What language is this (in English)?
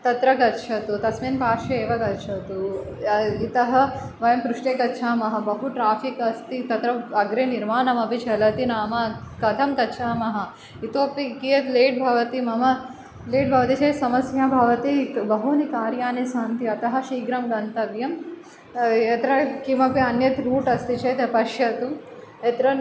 Sanskrit